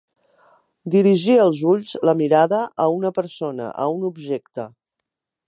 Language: Catalan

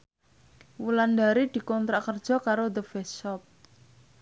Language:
Javanese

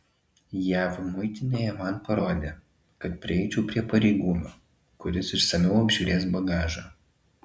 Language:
Lithuanian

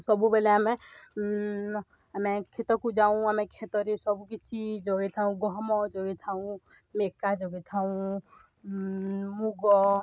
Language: Odia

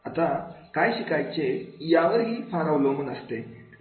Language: Marathi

